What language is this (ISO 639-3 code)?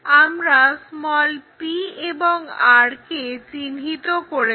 ben